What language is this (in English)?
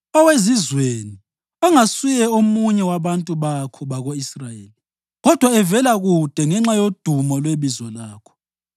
North Ndebele